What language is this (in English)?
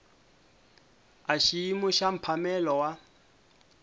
Tsonga